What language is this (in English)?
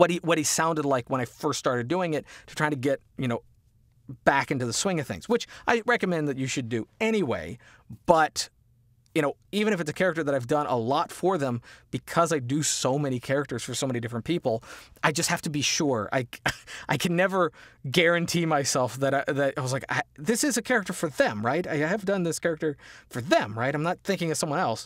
English